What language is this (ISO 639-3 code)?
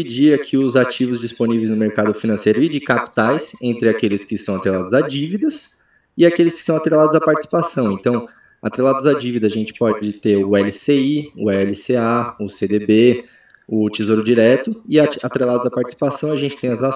por